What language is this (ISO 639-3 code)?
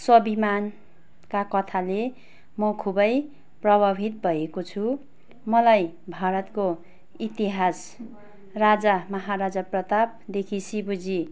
nep